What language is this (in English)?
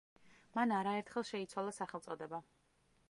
Georgian